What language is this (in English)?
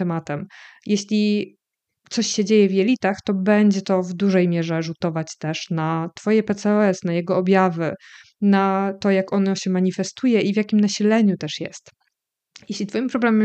Polish